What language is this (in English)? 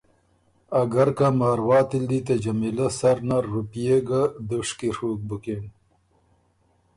Ormuri